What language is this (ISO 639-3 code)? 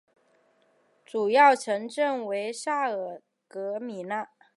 zho